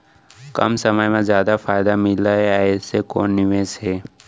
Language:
Chhattisgarhi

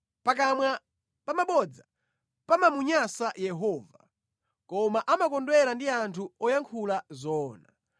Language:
Nyanja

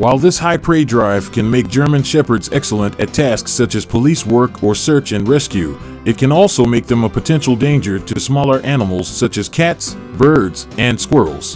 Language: English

